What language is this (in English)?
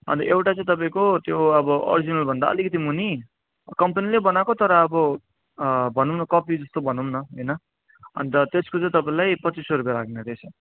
Nepali